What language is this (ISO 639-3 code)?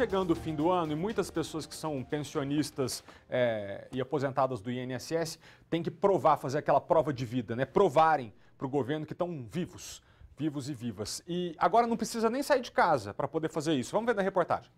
por